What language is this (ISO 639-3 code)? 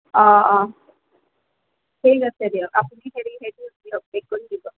asm